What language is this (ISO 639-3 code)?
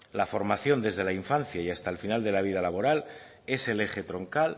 spa